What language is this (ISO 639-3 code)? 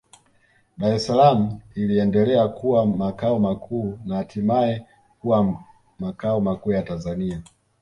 swa